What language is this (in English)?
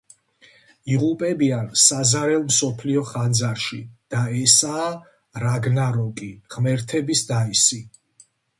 Georgian